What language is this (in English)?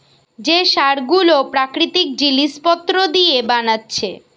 Bangla